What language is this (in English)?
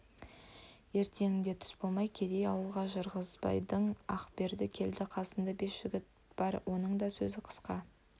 Kazakh